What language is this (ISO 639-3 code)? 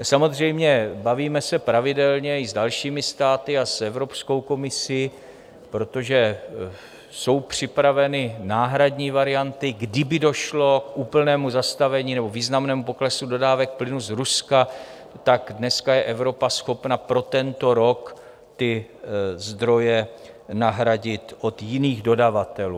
ces